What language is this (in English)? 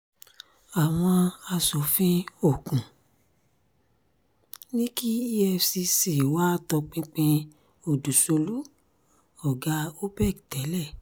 Yoruba